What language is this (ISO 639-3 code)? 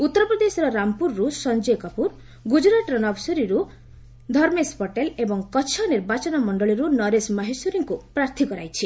ori